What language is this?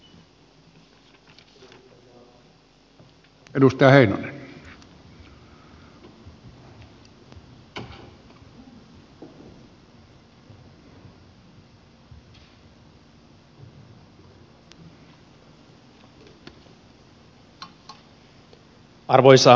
Finnish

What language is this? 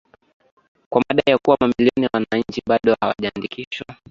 Swahili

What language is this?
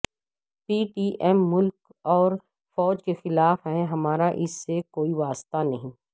Urdu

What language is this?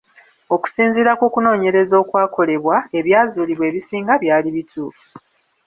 Ganda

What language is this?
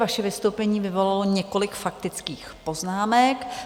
Czech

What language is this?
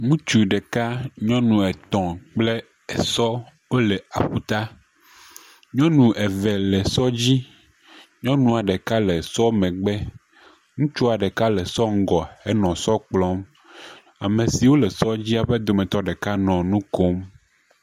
Ewe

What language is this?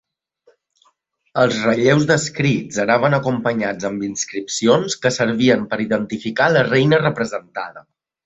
Catalan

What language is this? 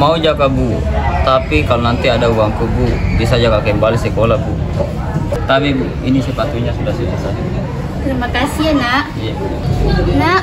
Indonesian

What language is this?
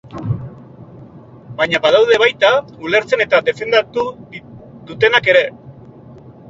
Basque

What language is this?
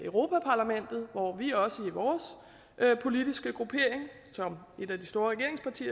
Danish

